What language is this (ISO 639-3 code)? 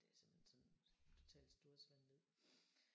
dan